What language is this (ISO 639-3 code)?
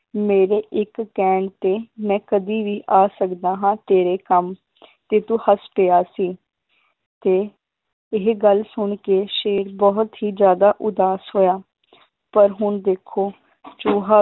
pan